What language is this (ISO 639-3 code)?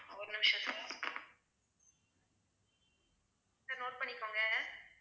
tam